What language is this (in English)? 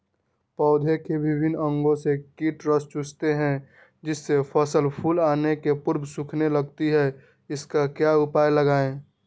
Magahi